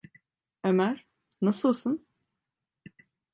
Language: Turkish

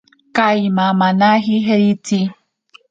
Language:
Ashéninka Perené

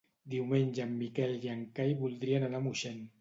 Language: Catalan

